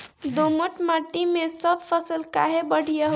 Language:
Bhojpuri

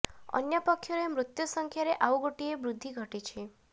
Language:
Odia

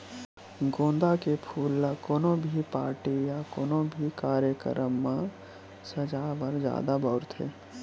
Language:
Chhattisgarhi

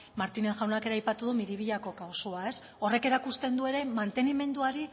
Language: Basque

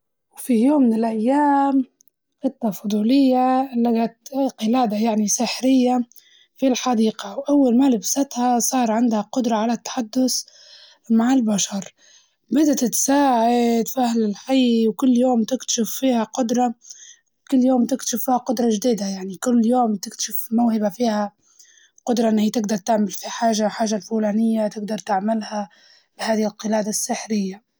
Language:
Libyan Arabic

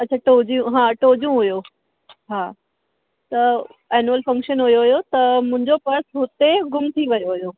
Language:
Sindhi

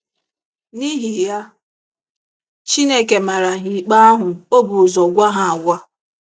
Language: Igbo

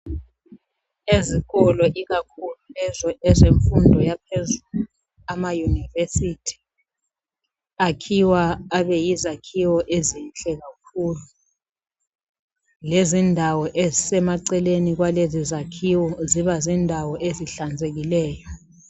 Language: North Ndebele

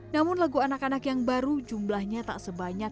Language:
Indonesian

